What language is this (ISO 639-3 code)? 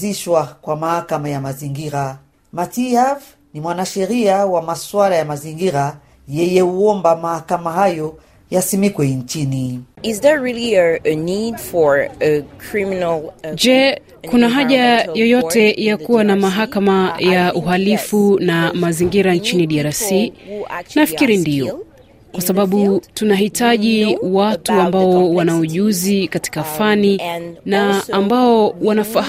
swa